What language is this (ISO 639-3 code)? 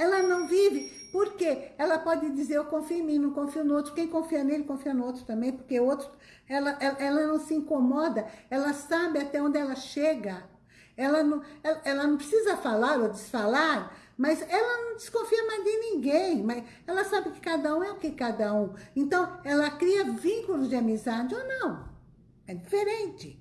por